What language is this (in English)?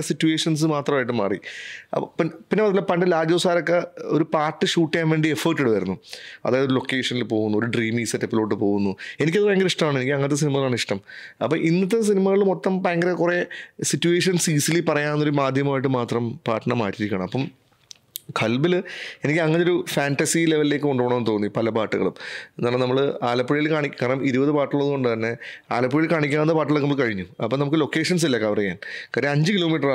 Malayalam